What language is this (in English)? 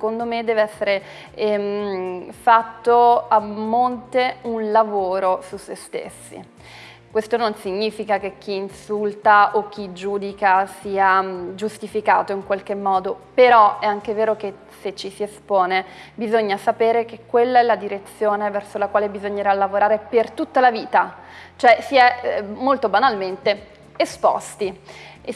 Italian